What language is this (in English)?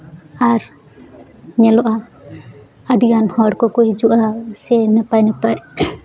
Santali